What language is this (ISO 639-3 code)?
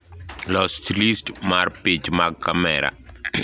luo